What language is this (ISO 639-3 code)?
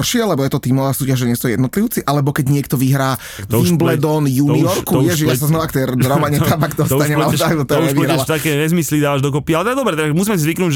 slk